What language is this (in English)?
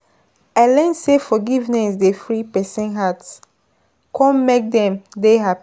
Nigerian Pidgin